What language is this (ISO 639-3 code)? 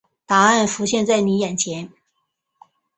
zho